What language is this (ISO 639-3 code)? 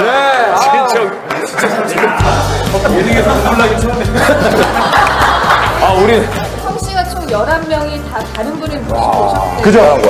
kor